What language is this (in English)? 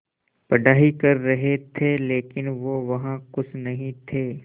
Hindi